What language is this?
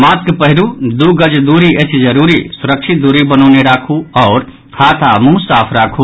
Maithili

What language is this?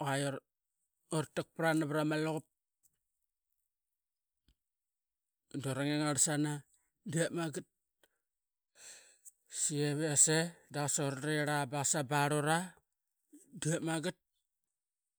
Qaqet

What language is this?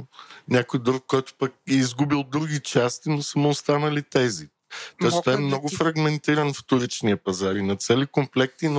Bulgarian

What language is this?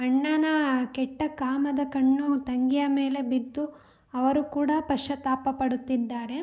Kannada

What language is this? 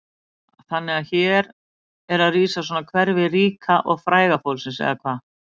Icelandic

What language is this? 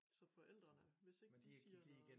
Danish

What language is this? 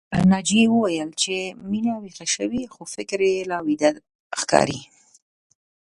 Pashto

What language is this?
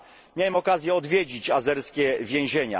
Polish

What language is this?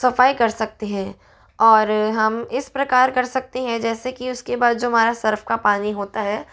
Hindi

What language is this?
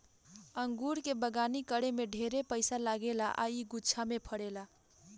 Bhojpuri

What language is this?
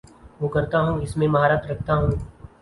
Urdu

